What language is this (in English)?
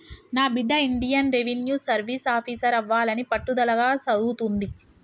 Telugu